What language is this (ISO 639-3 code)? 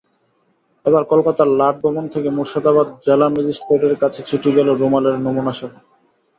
ben